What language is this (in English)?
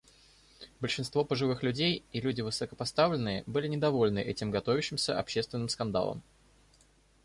Russian